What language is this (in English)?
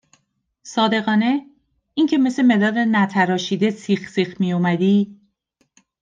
Persian